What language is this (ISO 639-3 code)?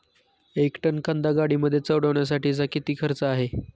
mar